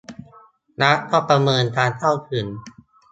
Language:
Thai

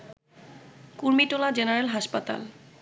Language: Bangla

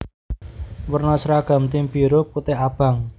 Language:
Javanese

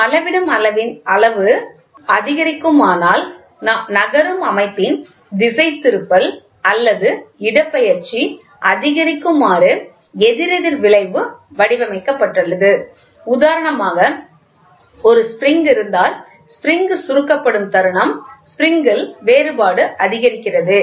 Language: Tamil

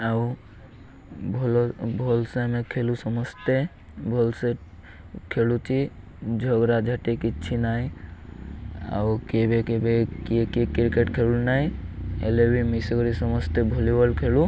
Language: Odia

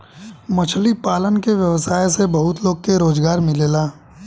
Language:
Bhojpuri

